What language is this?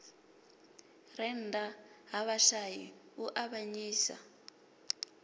Venda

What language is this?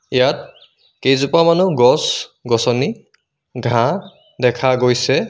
Assamese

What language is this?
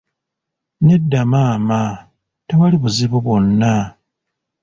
Ganda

